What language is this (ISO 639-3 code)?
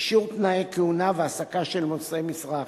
heb